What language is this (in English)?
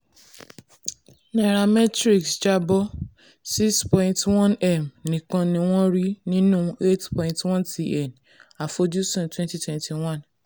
Yoruba